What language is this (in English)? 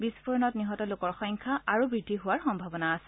Assamese